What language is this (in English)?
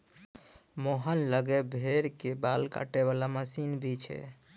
Maithili